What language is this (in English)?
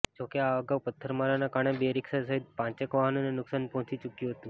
Gujarati